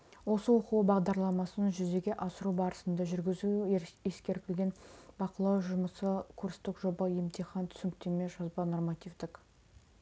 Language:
Kazakh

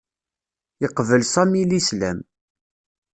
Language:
Kabyle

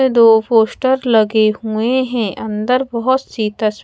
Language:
Hindi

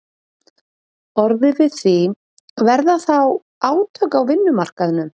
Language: Icelandic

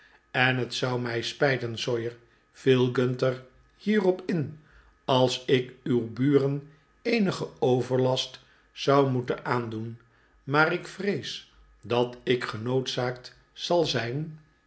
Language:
Dutch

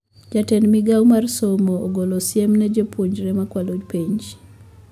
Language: Luo (Kenya and Tanzania)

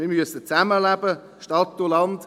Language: Swiss German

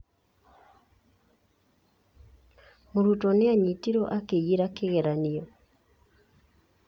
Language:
Kikuyu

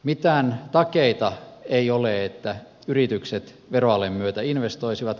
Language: Finnish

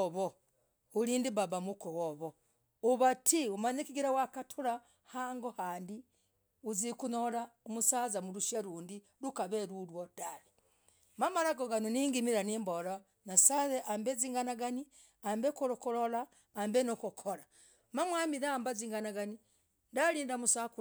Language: Logooli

